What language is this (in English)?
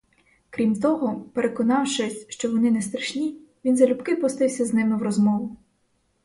Ukrainian